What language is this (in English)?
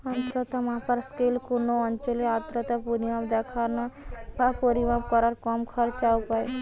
Bangla